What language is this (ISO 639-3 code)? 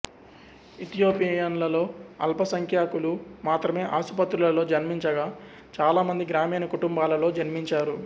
tel